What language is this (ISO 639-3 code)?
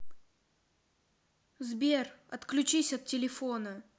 rus